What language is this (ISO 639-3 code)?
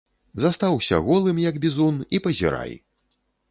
bel